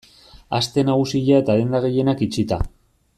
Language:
Basque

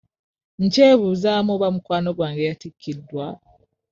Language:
Ganda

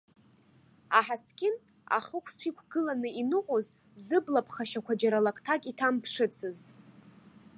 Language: Abkhazian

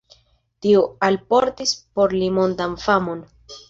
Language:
Esperanto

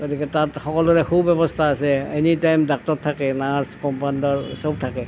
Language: Assamese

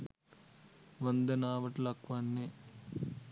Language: Sinhala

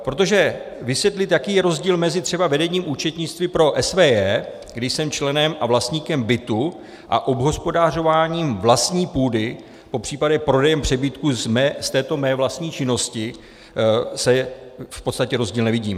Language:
Czech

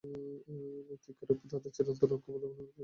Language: Bangla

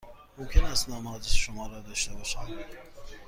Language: Persian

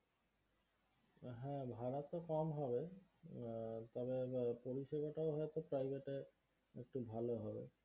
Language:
Bangla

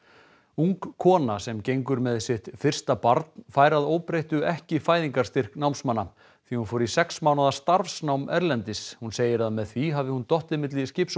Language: Icelandic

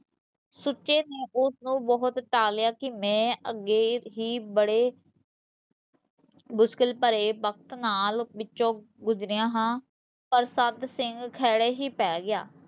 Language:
Punjabi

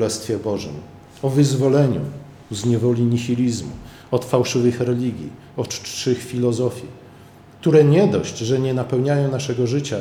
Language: Polish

